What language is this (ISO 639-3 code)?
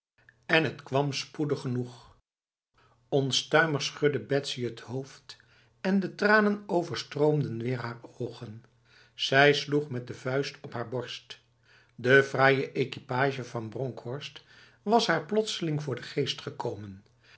nld